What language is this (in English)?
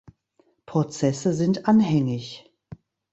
German